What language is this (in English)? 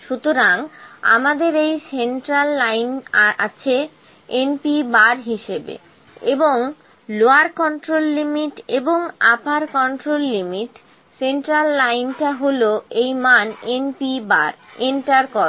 Bangla